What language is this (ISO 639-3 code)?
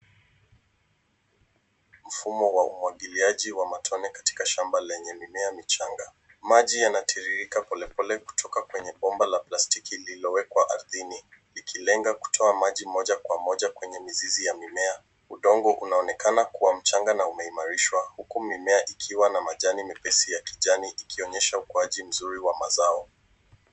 swa